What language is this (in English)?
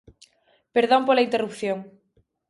Galician